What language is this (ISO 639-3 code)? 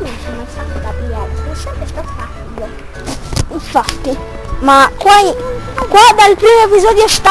ita